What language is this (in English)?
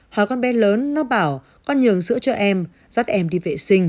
Vietnamese